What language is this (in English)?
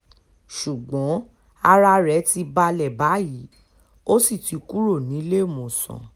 Yoruba